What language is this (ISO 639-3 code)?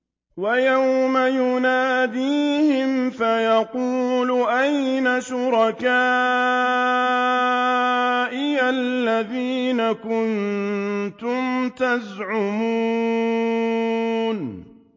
ara